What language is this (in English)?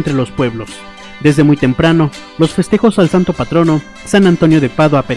Spanish